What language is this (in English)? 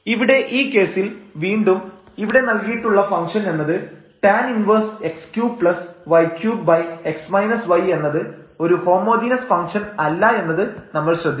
Malayalam